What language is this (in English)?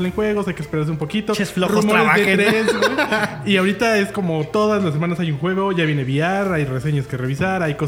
Spanish